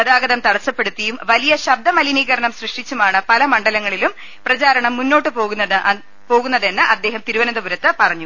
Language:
Malayalam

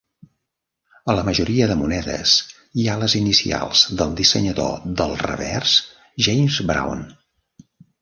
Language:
Catalan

